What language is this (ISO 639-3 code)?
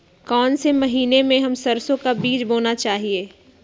mag